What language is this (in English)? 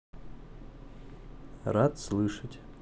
Russian